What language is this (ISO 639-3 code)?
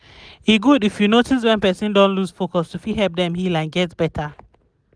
pcm